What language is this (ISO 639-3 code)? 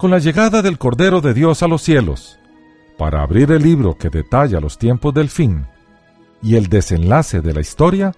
spa